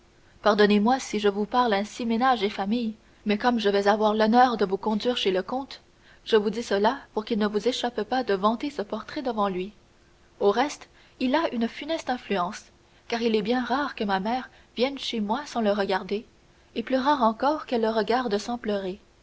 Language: French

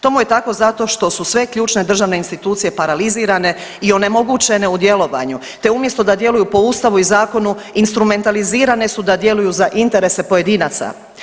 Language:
Croatian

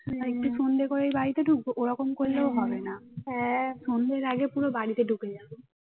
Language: Bangla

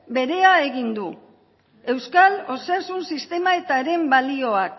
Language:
Basque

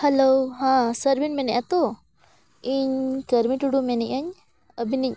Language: Santali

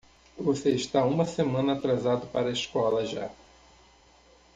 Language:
Portuguese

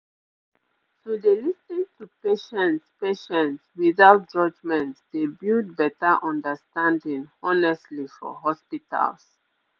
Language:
Nigerian Pidgin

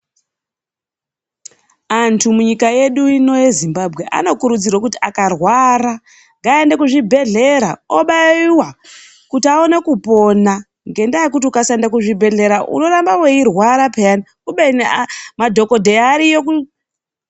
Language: Ndau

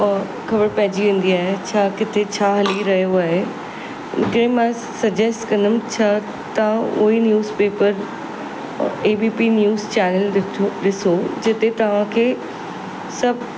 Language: Sindhi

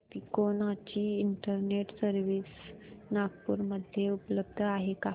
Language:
Marathi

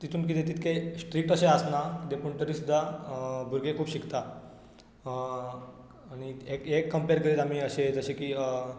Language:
Konkani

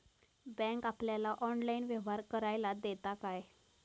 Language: Marathi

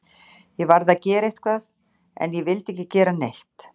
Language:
Icelandic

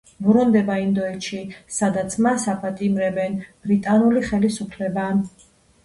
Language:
Georgian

